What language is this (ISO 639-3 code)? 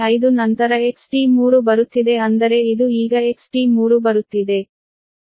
kan